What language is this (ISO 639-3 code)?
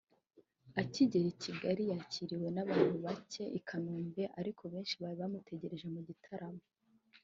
kin